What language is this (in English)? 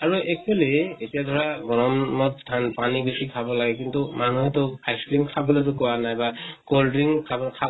Assamese